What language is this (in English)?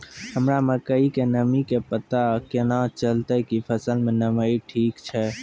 Maithili